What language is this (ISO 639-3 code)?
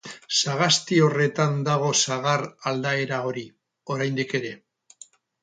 eus